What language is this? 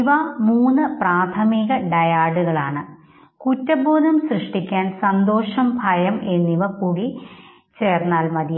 Malayalam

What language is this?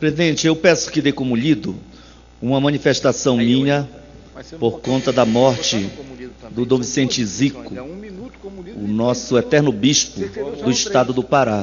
Portuguese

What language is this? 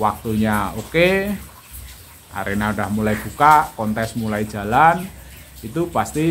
Indonesian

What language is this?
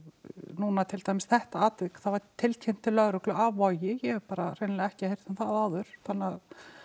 Icelandic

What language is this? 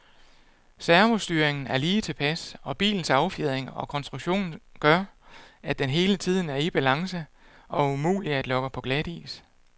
Danish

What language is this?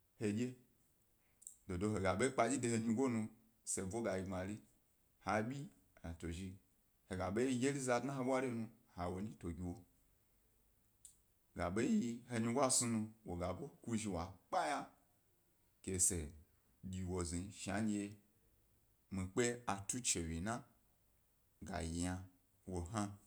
Gbari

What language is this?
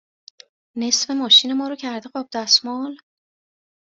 Persian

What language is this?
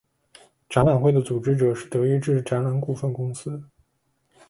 Chinese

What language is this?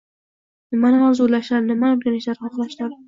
Uzbek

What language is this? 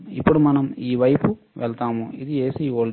Telugu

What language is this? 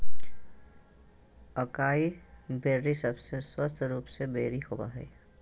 Magahi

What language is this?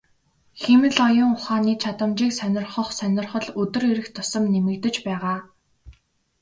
Mongolian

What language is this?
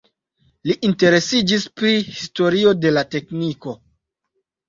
Esperanto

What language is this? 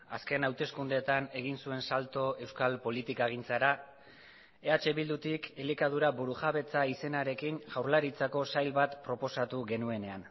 Basque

